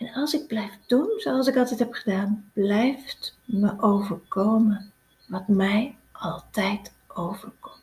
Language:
Dutch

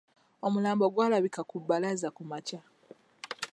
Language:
Ganda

